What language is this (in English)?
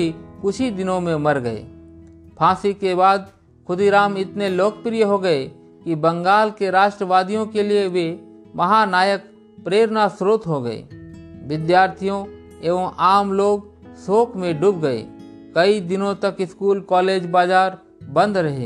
Hindi